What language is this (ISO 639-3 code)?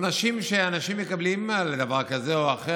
heb